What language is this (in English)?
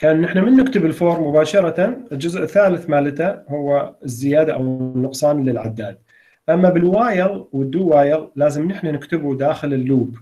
Arabic